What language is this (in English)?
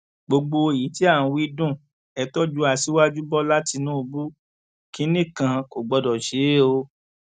Yoruba